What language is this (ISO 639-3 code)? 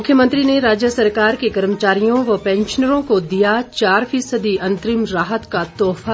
hin